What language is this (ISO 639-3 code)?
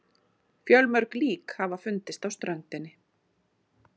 isl